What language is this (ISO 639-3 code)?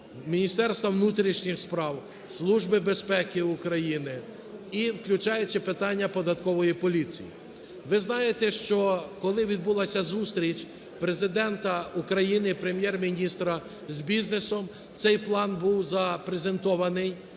ukr